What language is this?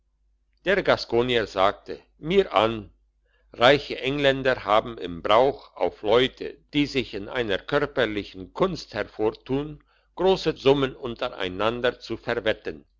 German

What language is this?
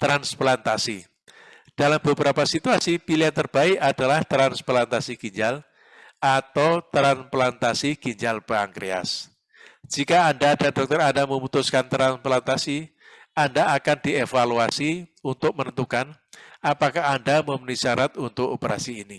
Indonesian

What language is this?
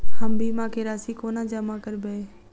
Maithili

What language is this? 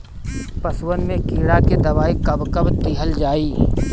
Bhojpuri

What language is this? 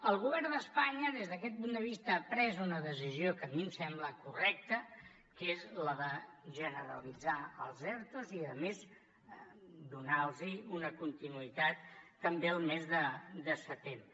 Catalan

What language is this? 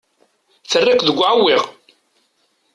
Kabyle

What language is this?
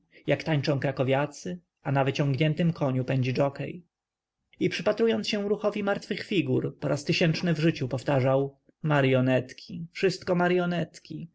Polish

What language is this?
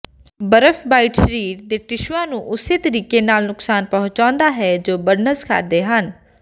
Punjabi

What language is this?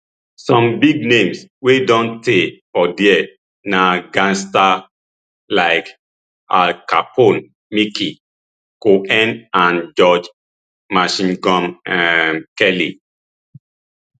Nigerian Pidgin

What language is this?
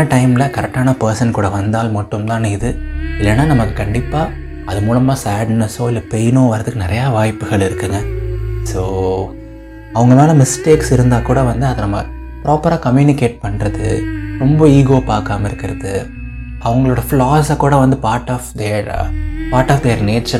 Tamil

